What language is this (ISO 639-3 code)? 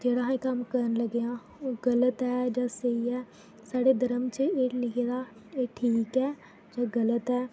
doi